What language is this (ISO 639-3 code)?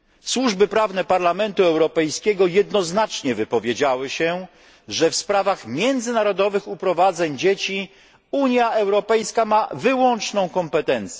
pol